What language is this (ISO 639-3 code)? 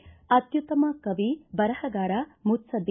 kan